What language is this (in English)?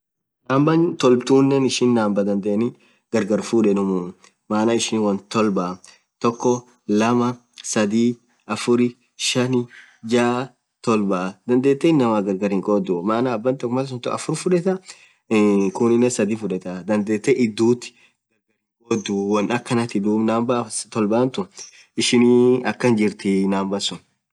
Orma